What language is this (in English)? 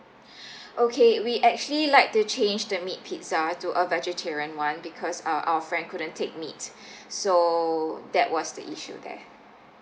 English